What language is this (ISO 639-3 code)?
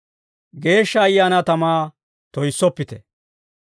dwr